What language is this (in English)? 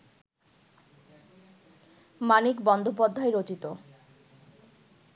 Bangla